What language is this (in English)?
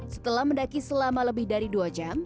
Indonesian